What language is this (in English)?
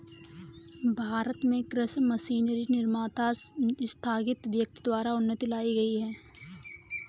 Hindi